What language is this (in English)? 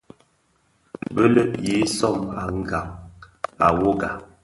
Bafia